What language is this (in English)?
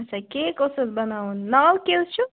Kashmiri